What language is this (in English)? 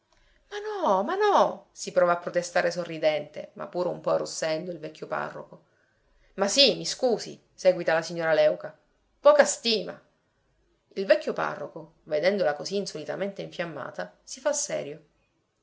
Italian